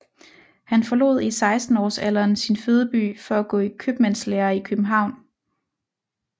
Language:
Danish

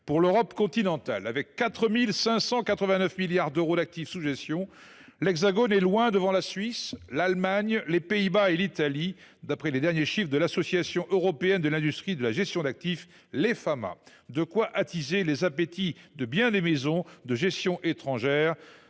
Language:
French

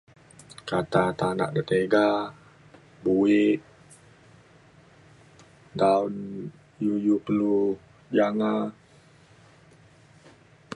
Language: Mainstream Kenyah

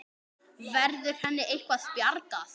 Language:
Icelandic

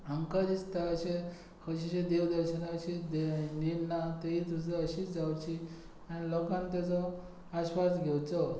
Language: Konkani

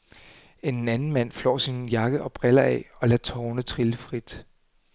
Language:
Danish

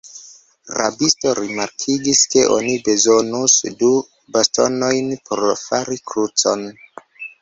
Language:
Esperanto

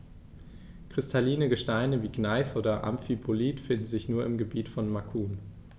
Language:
German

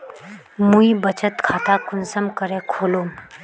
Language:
Magahi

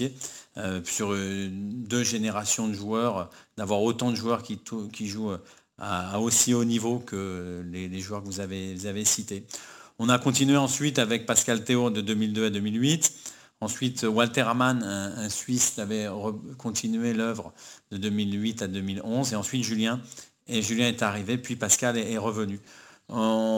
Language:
French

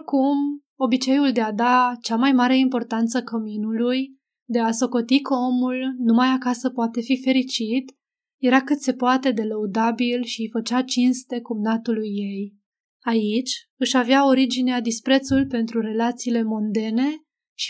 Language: Romanian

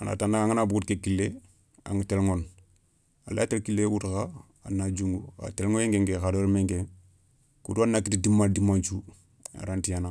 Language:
Soninke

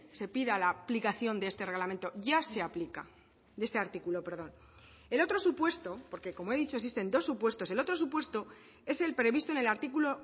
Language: Spanish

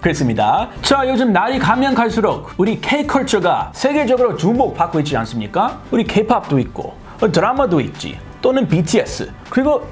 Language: Korean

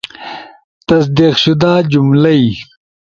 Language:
Ushojo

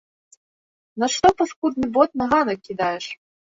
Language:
Belarusian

